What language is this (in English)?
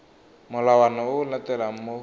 Tswana